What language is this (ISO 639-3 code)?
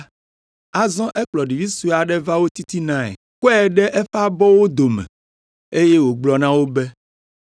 ewe